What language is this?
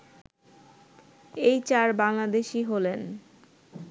Bangla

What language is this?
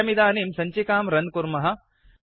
Sanskrit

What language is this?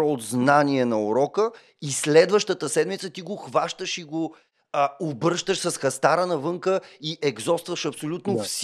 Bulgarian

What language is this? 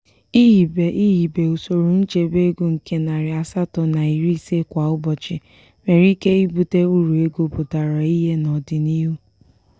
Igbo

